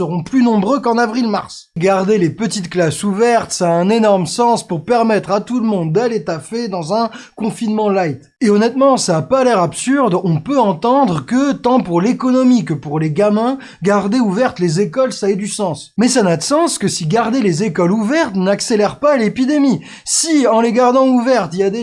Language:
French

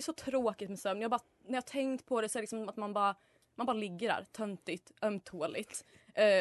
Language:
Swedish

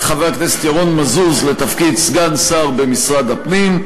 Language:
Hebrew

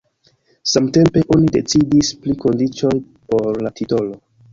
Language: Esperanto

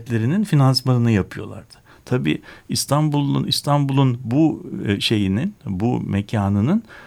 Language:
Turkish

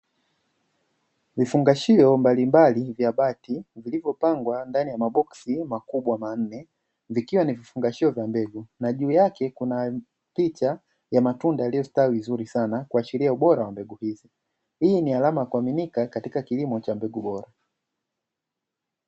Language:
Swahili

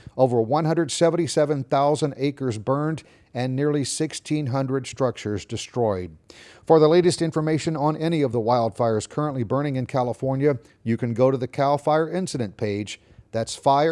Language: English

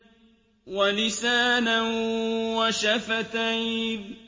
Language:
Arabic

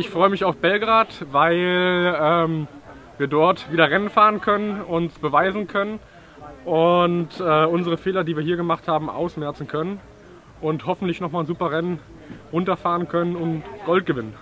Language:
German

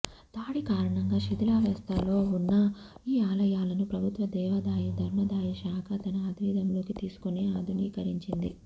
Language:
Telugu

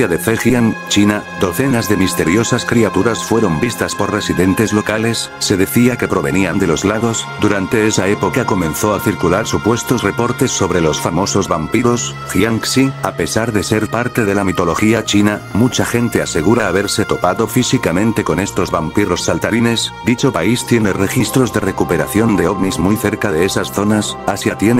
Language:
Spanish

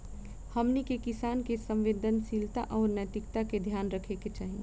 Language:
Bhojpuri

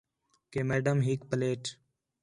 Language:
Khetrani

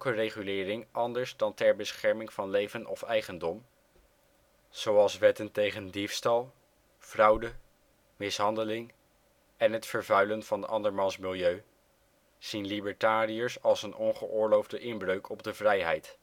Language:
Dutch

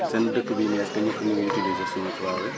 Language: Wolof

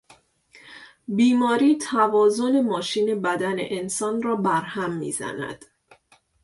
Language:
Persian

